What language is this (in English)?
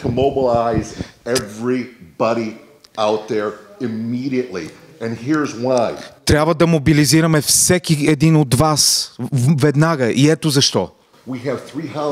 Bulgarian